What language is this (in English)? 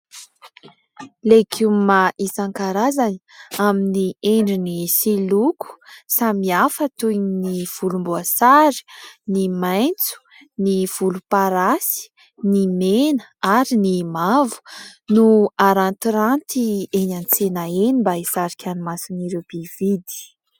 Malagasy